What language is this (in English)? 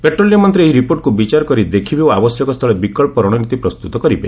Odia